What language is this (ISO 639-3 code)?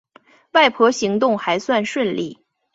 zho